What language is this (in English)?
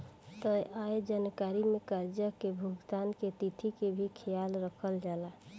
Bhojpuri